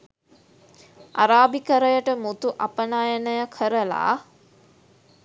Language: Sinhala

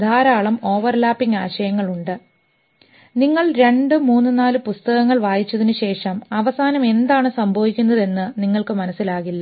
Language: Malayalam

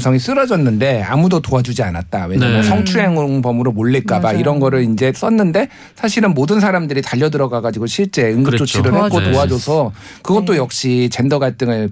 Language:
Korean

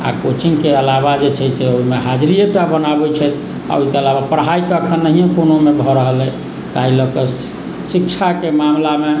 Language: Maithili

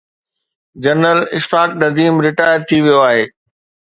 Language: Sindhi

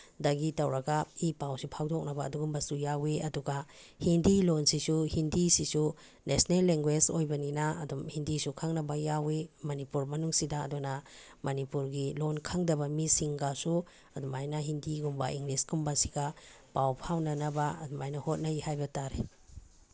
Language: Manipuri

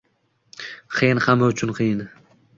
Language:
Uzbek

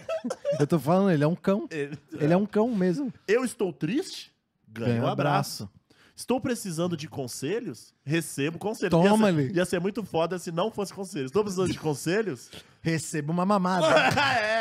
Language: Portuguese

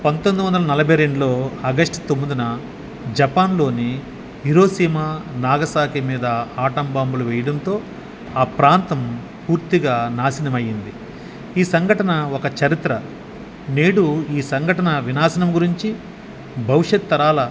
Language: Telugu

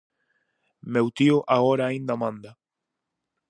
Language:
Galician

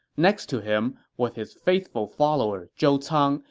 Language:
English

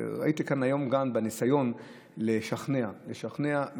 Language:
Hebrew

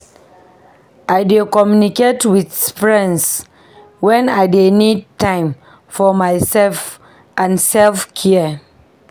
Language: Nigerian Pidgin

